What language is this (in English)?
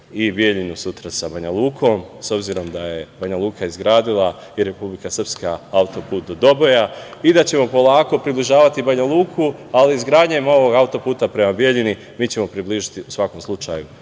Serbian